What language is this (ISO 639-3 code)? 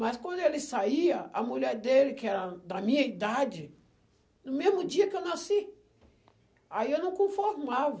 por